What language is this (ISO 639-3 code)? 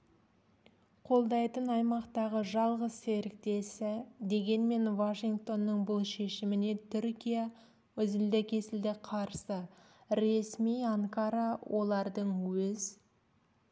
kaz